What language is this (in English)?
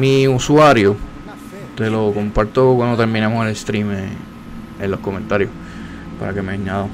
Spanish